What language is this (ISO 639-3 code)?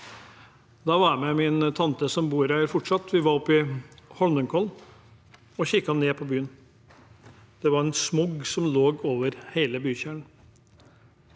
nor